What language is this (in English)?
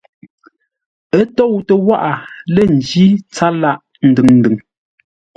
Ngombale